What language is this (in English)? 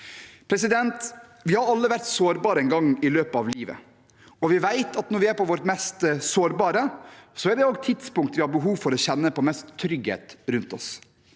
Norwegian